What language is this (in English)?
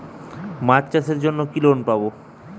Bangla